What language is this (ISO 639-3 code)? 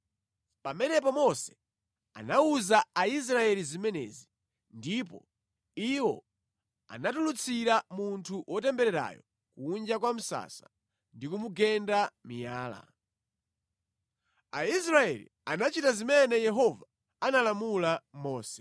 nya